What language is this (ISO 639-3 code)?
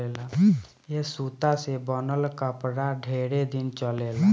bho